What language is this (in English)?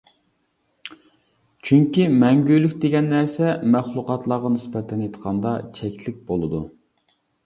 Uyghur